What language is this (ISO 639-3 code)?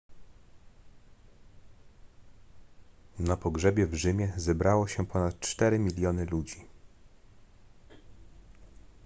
pol